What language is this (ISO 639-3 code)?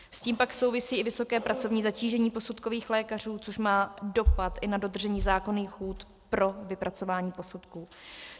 ces